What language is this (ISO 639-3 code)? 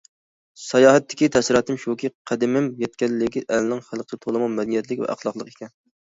uig